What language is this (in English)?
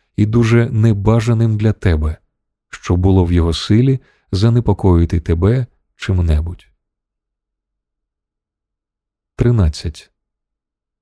Ukrainian